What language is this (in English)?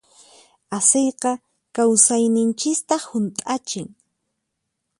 Puno Quechua